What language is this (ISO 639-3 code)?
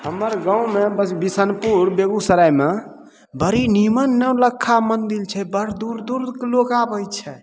mai